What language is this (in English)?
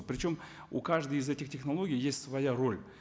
Kazakh